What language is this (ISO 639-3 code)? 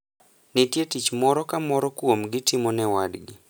luo